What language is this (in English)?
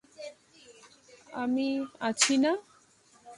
Bangla